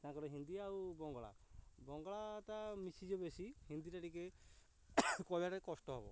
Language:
Odia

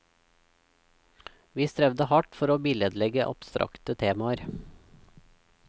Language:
Norwegian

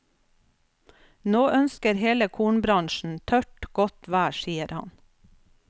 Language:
Norwegian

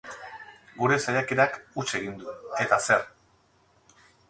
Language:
Basque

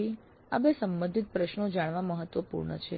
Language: Gujarati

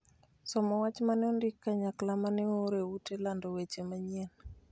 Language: Luo (Kenya and Tanzania)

